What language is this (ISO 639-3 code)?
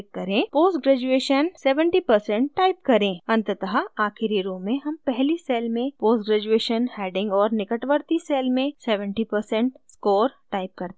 hin